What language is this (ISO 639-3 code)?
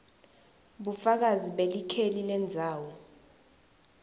ssw